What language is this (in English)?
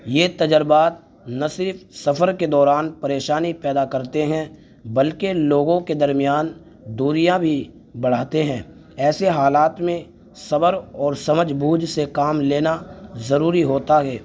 Urdu